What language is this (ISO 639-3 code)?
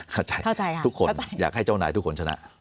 tha